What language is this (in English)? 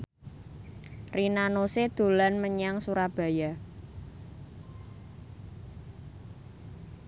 Javanese